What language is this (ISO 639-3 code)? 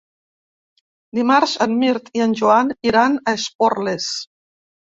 cat